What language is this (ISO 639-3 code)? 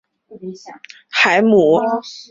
zho